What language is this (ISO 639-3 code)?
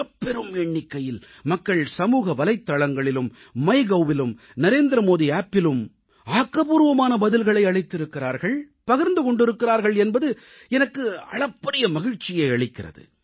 tam